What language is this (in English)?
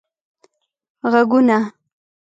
Pashto